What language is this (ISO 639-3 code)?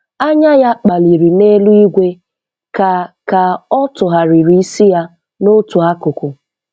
ibo